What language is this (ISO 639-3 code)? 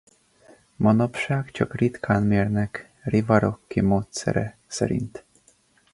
hun